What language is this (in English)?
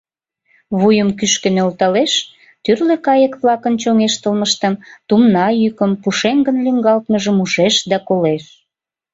Mari